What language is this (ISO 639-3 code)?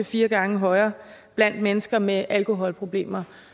dan